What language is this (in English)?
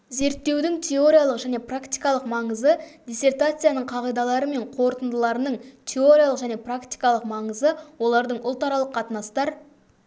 Kazakh